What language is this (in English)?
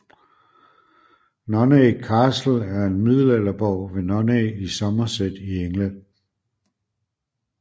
Danish